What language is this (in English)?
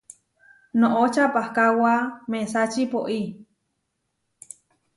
Huarijio